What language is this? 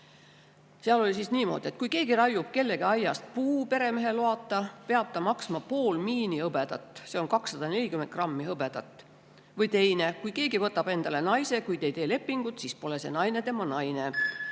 Estonian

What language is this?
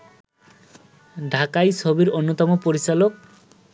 Bangla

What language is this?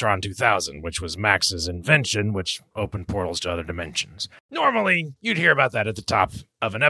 English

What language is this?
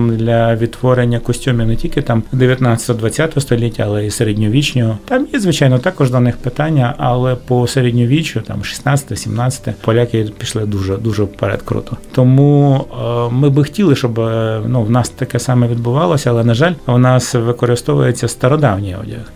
Ukrainian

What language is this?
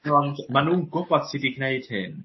Welsh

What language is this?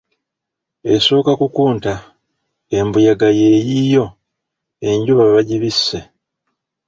Ganda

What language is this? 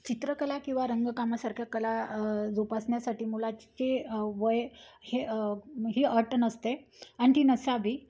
Marathi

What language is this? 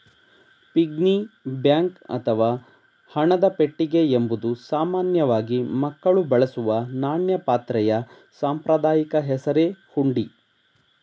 Kannada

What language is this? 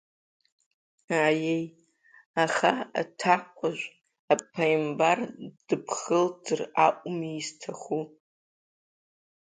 Abkhazian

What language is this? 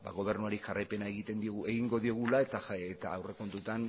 Basque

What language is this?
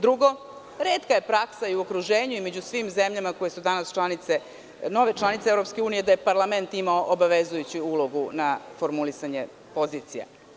Serbian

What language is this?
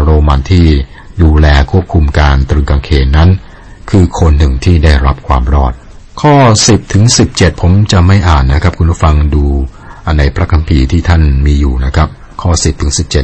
Thai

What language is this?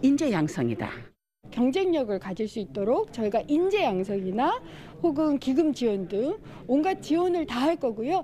Korean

